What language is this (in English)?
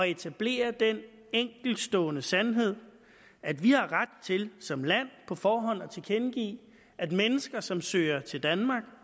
Danish